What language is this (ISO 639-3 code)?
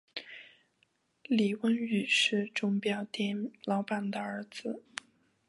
zho